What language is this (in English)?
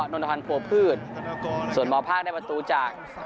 Thai